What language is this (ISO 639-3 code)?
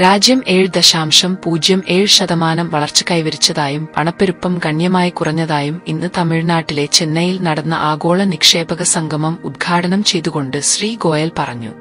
mal